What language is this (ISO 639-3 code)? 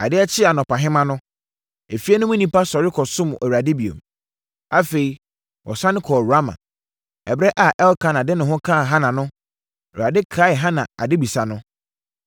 aka